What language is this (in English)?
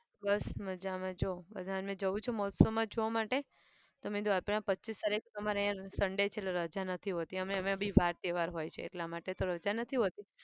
Gujarati